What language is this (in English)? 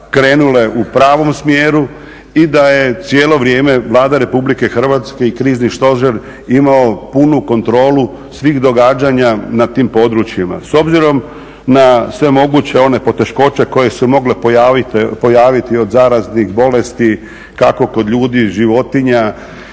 Croatian